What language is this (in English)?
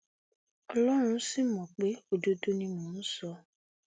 Yoruba